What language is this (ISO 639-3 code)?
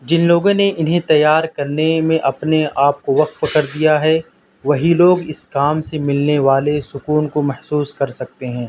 urd